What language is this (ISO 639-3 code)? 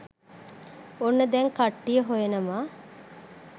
sin